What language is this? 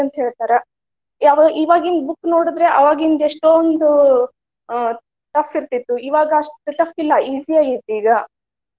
Kannada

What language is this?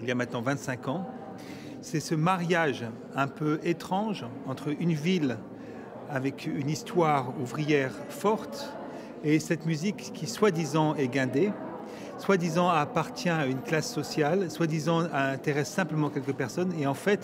French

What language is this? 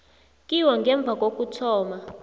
South Ndebele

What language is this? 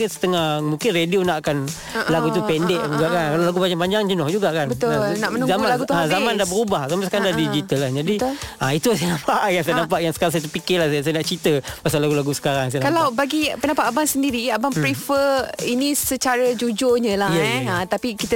Malay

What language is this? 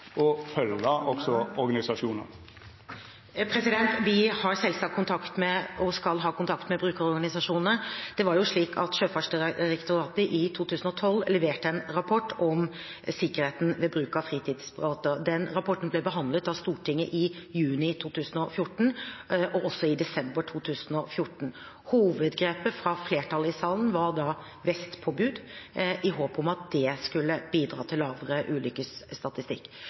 Norwegian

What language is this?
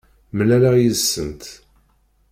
Kabyle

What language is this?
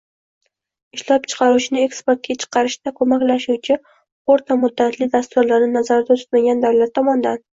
Uzbek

